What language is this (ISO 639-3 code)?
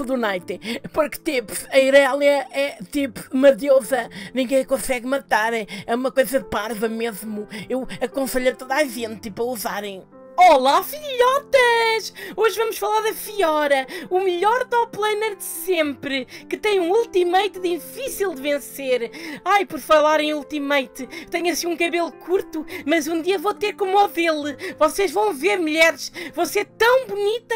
por